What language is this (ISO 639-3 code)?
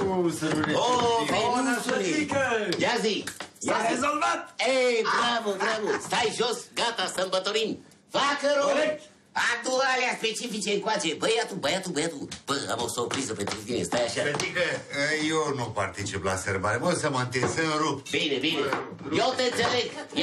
ron